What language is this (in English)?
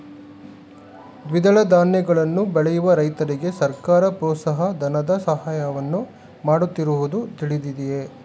Kannada